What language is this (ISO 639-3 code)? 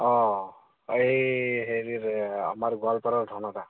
asm